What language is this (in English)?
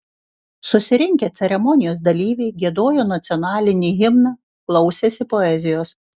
Lithuanian